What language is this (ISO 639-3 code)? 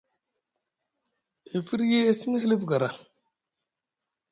mug